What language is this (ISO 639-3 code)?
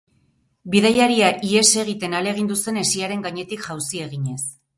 eus